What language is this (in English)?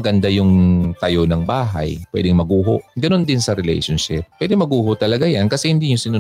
Filipino